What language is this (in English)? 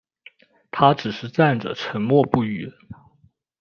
Chinese